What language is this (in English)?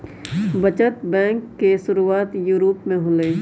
Magahi